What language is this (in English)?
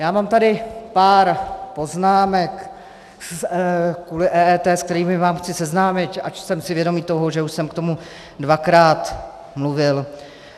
Czech